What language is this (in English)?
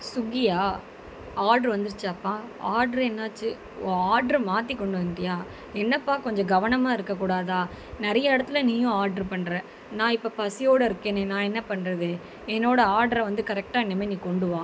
Tamil